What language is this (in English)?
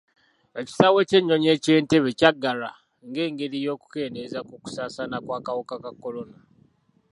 Ganda